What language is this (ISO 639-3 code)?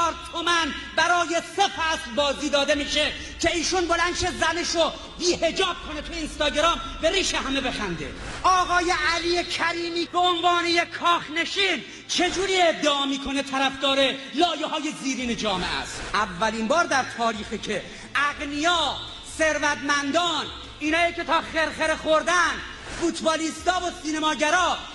fas